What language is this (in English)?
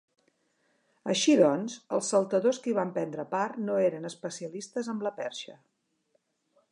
Catalan